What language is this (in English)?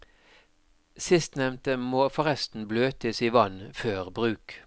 Norwegian